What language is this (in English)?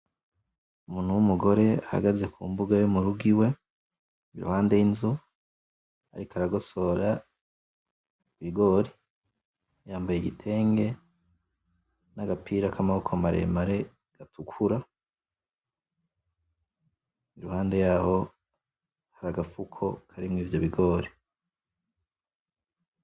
Rundi